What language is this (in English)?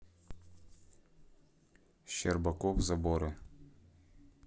Russian